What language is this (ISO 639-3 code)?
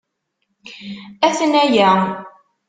kab